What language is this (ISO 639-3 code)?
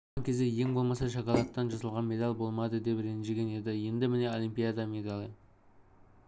kaz